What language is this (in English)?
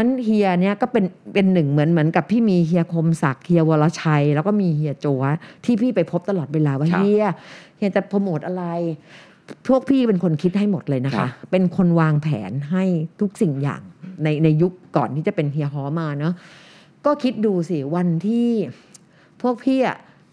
Thai